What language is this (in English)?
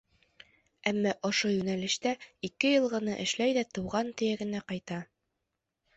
Bashkir